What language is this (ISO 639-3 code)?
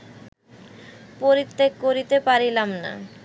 ben